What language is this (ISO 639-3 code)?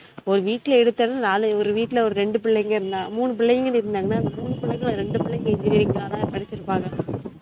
tam